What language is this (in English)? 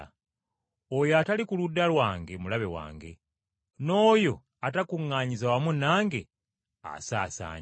Ganda